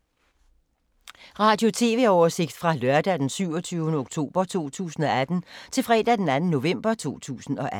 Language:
Danish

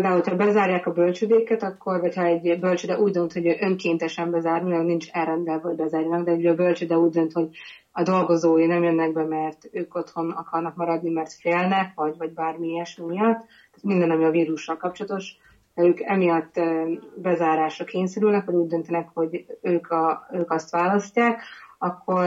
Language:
Hungarian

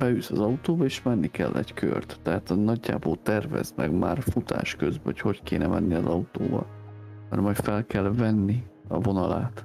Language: Hungarian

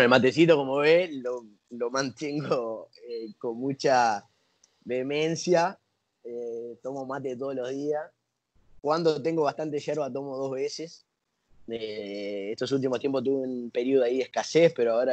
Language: Spanish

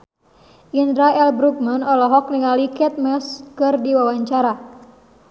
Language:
Sundanese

